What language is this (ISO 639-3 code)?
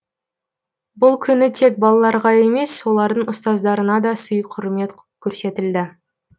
kaz